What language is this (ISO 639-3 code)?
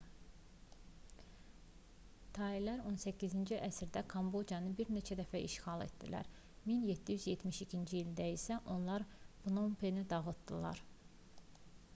aze